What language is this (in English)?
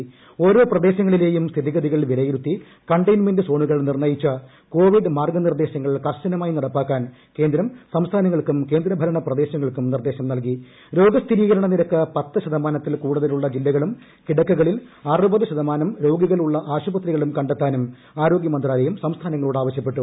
Malayalam